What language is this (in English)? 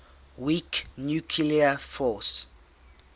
English